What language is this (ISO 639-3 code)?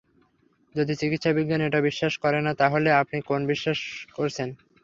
ben